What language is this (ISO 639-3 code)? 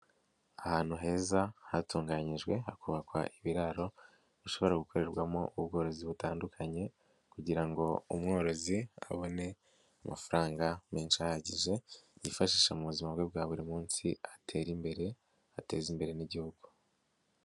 kin